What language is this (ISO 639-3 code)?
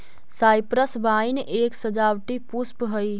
mag